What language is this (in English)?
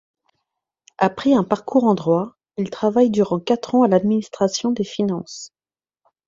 French